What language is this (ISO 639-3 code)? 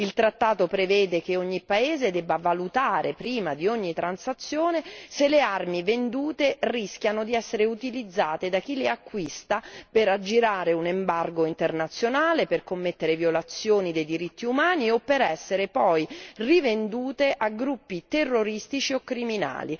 ita